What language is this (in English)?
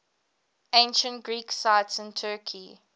English